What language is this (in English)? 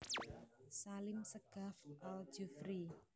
Javanese